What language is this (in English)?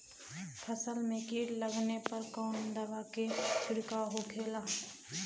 Bhojpuri